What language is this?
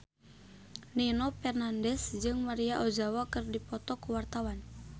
Sundanese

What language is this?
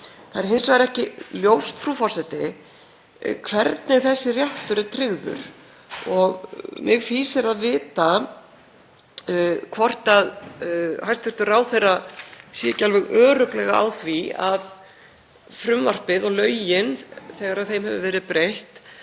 Icelandic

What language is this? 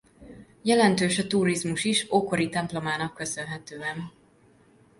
Hungarian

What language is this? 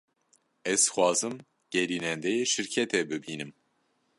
Kurdish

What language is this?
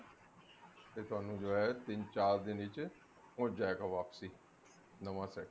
Punjabi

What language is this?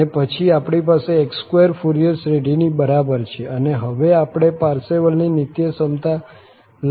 Gujarati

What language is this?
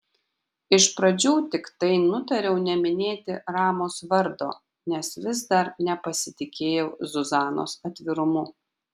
Lithuanian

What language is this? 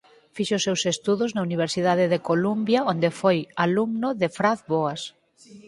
Galician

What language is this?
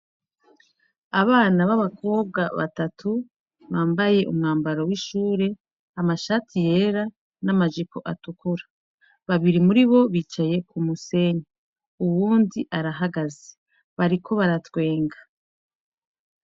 Rundi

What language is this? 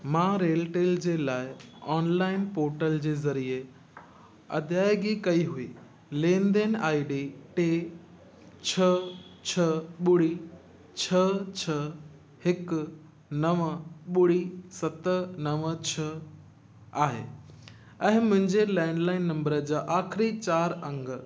Sindhi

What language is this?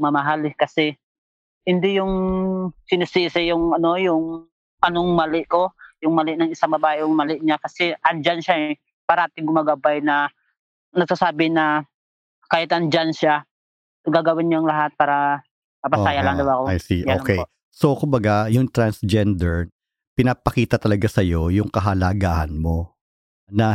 Filipino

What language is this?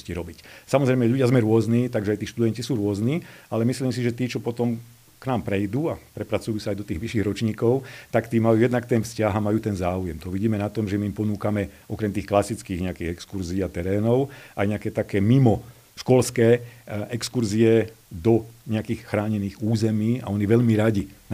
Slovak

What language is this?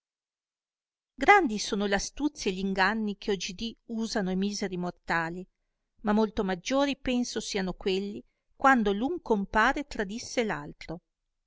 Italian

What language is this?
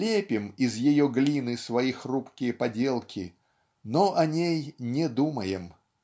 Russian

